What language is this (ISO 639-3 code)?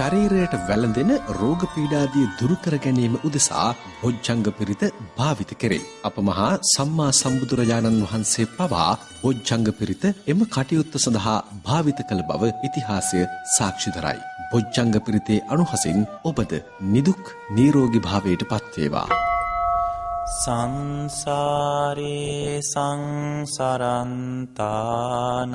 vie